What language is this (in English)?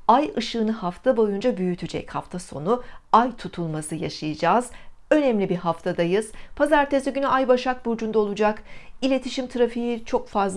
Turkish